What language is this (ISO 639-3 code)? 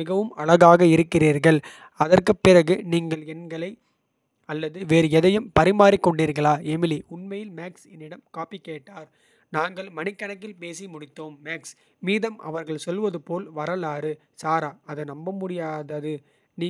kfe